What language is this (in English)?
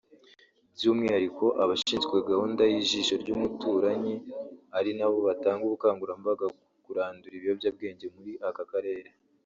Kinyarwanda